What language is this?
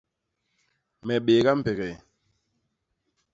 Basaa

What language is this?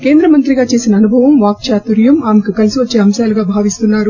Telugu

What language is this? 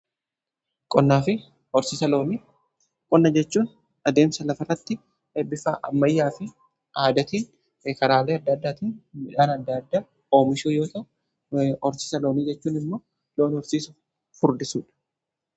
Oromo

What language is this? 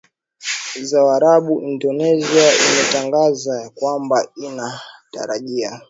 Swahili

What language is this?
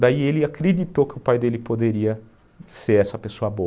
Portuguese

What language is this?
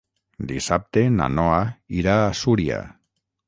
Catalan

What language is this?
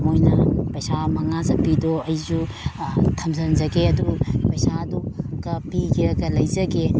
Manipuri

